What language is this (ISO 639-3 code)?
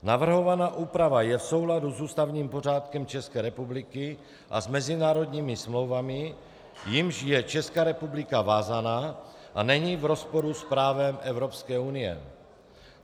ces